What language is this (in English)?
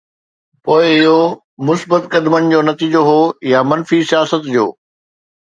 Sindhi